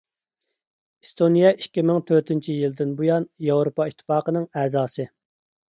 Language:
Uyghur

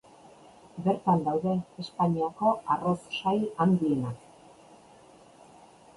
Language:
Basque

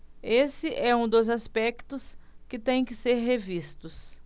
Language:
Portuguese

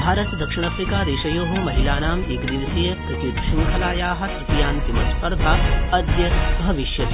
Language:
Sanskrit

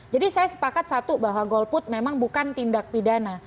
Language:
Indonesian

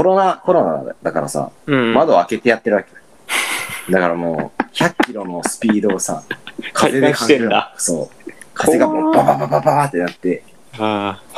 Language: Japanese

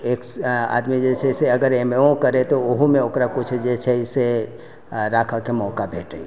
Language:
Maithili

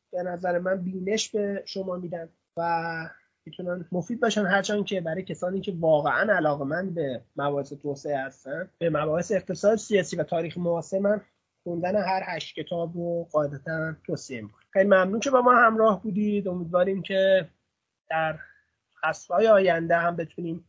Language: Persian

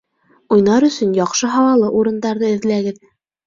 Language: Bashkir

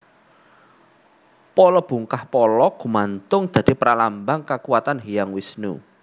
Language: Javanese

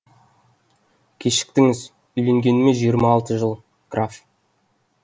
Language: Kazakh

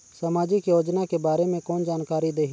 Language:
Chhattisgarhi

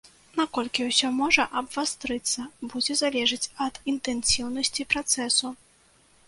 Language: Belarusian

